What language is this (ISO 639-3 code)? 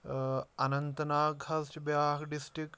kas